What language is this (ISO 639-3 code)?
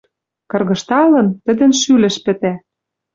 mrj